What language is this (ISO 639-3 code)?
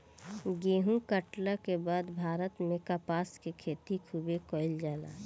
bho